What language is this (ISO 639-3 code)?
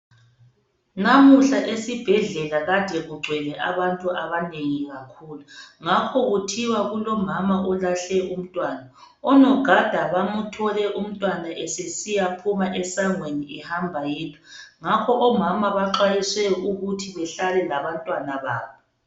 nde